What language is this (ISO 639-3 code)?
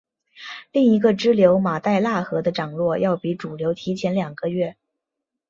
zho